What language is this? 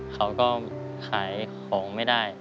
Thai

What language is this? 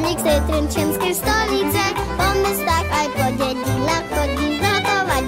Czech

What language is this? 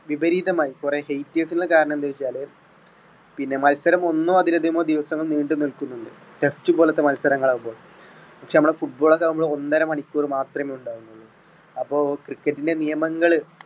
Malayalam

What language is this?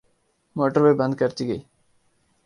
Urdu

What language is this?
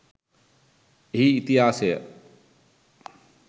Sinhala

